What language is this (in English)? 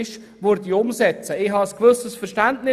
Swiss German